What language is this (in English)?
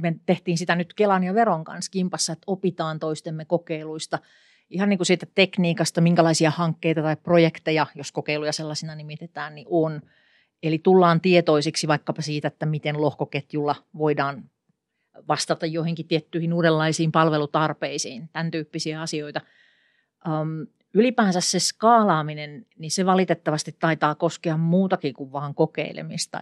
Finnish